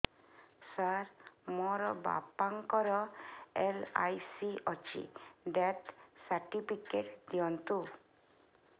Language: Odia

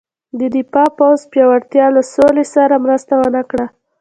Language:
Pashto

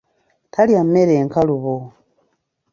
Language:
Ganda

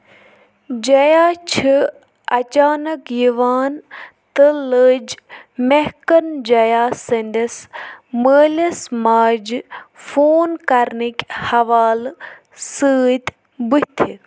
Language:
Kashmiri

